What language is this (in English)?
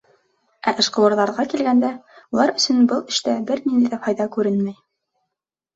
Bashkir